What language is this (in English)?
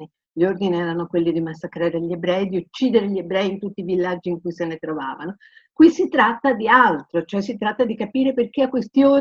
Italian